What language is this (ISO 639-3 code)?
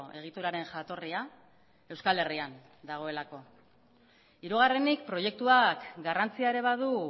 eus